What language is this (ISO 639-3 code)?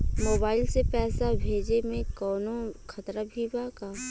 bho